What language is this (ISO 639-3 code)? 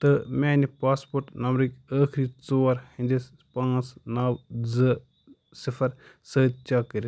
kas